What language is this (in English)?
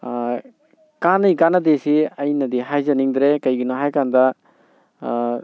Manipuri